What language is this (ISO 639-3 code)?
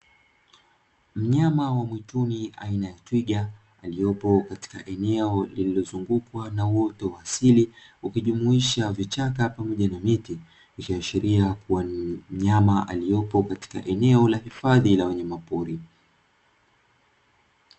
swa